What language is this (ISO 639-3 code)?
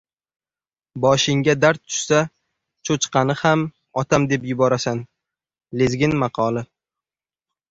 uzb